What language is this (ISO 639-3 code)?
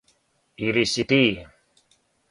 srp